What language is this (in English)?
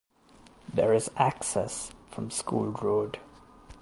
English